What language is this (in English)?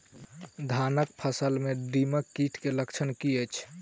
Maithili